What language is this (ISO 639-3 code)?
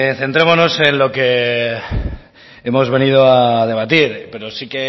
spa